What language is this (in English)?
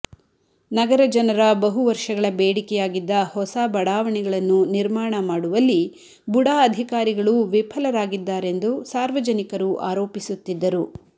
Kannada